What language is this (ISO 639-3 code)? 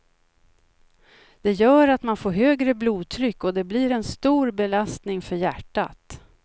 swe